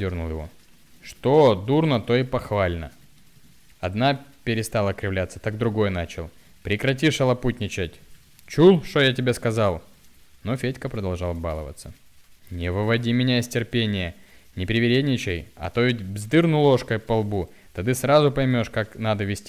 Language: Russian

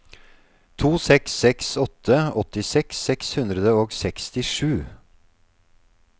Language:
Norwegian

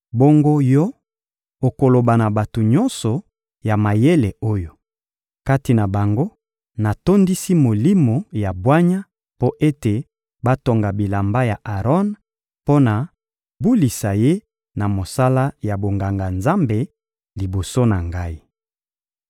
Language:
Lingala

